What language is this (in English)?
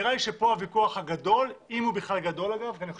Hebrew